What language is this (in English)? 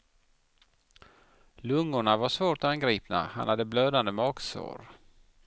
Swedish